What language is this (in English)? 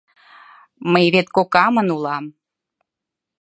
Mari